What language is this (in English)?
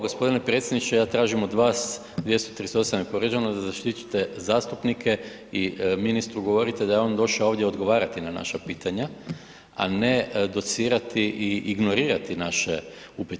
Croatian